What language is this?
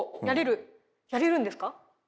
Japanese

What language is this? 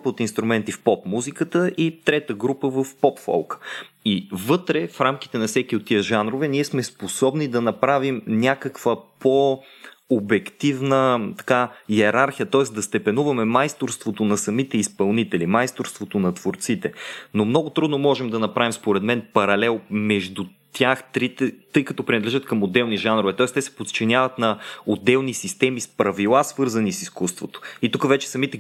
Bulgarian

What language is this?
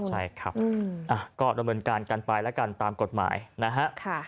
Thai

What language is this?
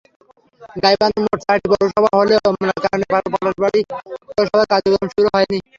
Bangla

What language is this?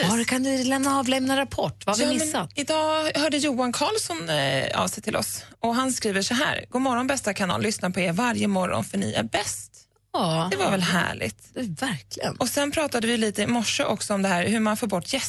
Swedish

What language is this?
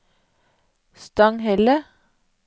Norwegian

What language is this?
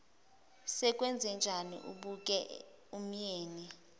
Zulu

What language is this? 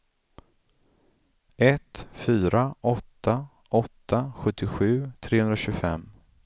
Swedish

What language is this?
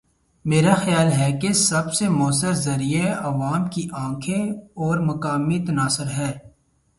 Urdu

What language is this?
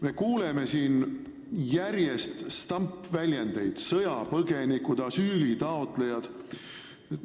Estonian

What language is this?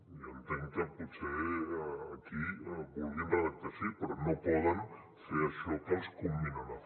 Catalan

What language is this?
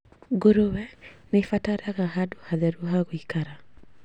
Kikuyu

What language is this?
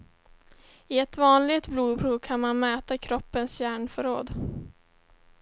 Swedish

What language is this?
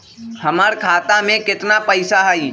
Magahi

